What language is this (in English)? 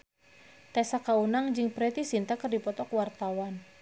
Sundanese